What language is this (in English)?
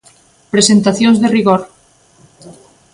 Galician